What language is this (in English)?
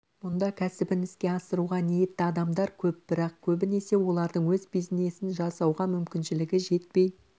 Kazakh